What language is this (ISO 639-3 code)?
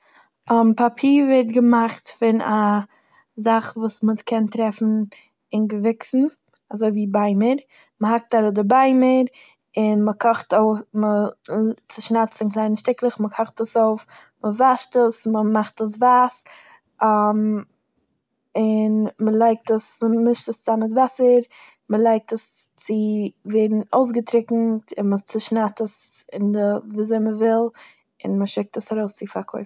yid